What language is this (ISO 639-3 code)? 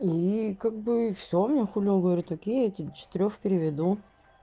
rus